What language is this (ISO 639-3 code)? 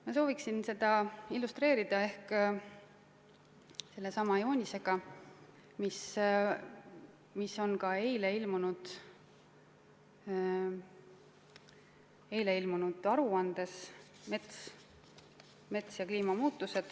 est